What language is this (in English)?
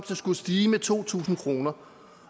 Danish